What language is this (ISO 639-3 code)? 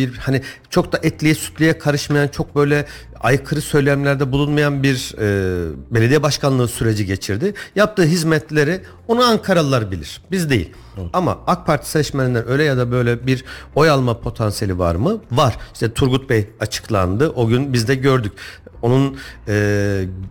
tur